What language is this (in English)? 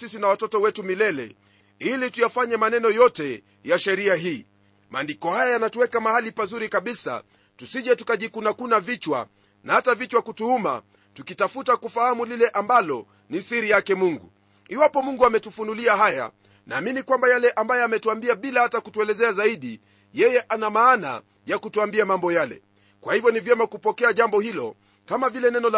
Swahili